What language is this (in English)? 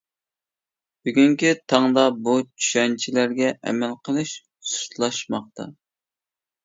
Uyghur